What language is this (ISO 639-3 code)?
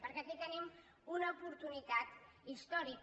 cat